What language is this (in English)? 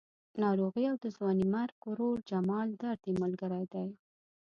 Pashto